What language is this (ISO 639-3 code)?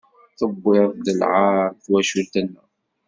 kab